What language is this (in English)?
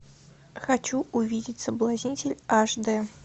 Russian